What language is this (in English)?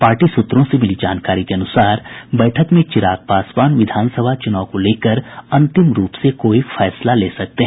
Hindi